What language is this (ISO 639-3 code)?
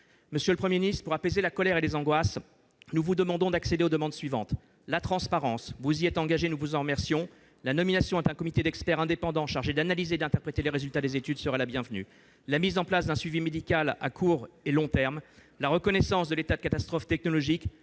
fra